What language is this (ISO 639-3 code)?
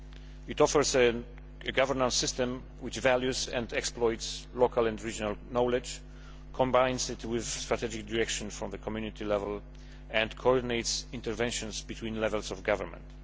eng